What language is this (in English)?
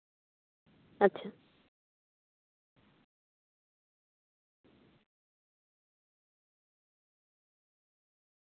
Santali